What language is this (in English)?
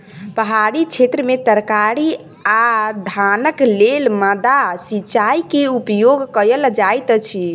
Maithili